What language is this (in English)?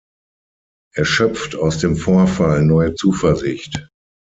German